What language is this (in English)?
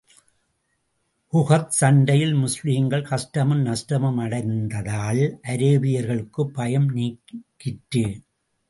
Tamil